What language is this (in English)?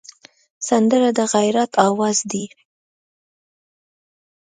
Pashto